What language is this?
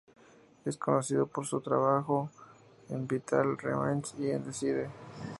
Spanish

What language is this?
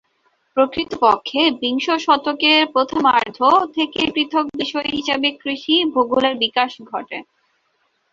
Bangla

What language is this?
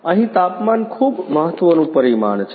Gujarati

